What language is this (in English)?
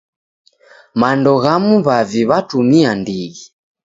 Taita